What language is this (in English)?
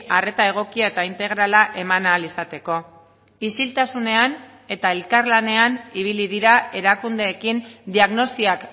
Basque